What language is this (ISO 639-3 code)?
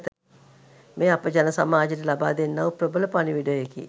sin